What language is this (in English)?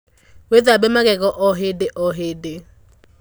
Kikuyu